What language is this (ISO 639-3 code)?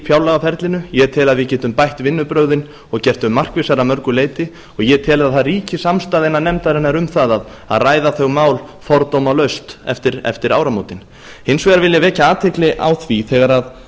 isl